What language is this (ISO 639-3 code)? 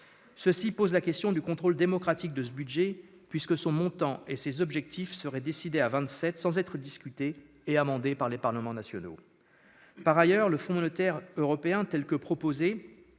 fra